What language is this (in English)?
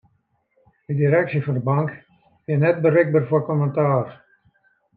Western Frisian